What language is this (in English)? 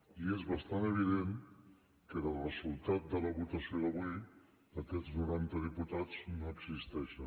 Catalan